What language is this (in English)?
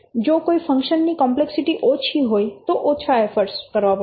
Gujarati